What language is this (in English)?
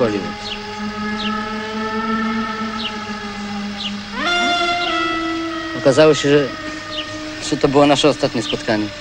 Polish